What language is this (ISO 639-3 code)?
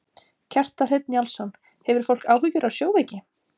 isl